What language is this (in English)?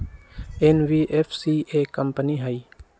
Magahi